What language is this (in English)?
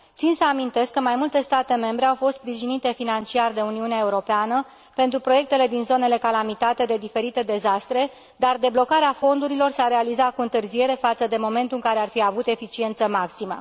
Romanian